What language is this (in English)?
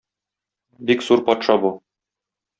Tatar